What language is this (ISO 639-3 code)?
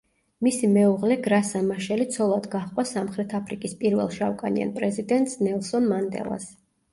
kat